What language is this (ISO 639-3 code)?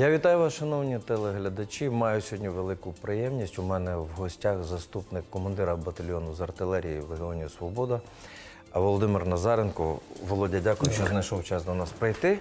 ukr